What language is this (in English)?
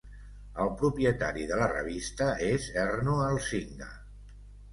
Catalan